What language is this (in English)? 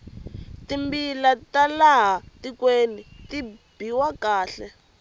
Tsonga